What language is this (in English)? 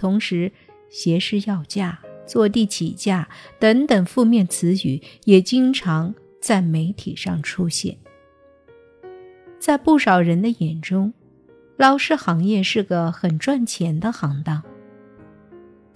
Chinese